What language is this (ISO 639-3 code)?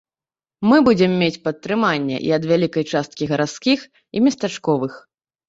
bel